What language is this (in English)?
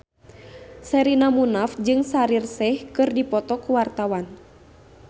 Sundanese